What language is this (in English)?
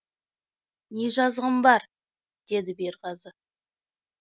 Kazakh